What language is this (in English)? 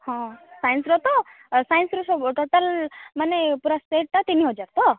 Odia